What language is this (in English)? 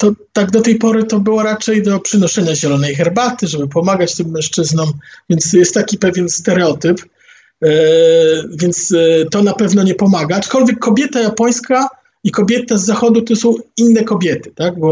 Polish